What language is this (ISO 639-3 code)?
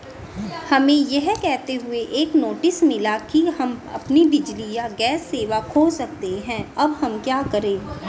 hin